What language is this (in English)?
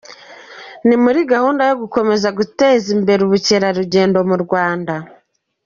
Kinyarwanda